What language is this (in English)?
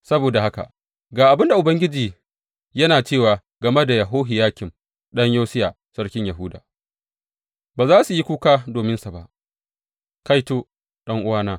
Hausa